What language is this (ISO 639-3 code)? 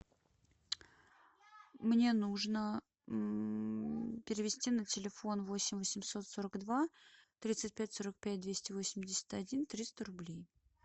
rus